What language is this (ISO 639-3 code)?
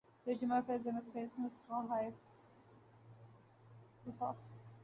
urd